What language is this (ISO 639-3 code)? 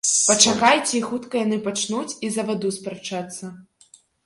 bel